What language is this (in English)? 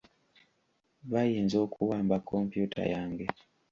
Ganda